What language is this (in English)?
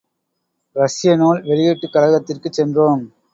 Tamil